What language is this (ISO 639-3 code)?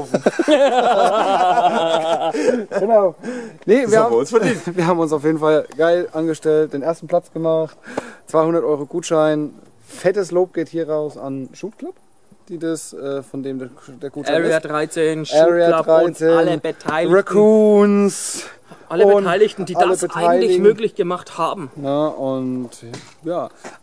deu